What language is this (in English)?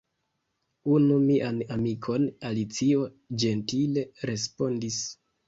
Esperanto